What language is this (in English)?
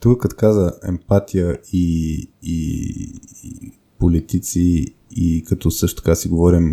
Bulgarian